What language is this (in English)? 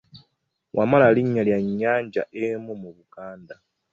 Ganda